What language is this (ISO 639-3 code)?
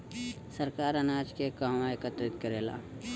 bho